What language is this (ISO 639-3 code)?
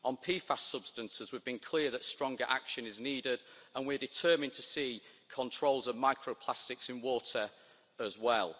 eng